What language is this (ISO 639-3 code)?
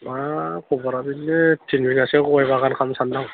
brx